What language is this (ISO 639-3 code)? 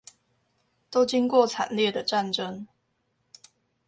zho